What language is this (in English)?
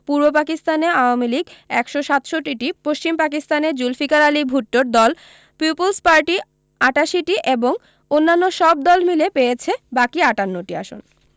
Bangla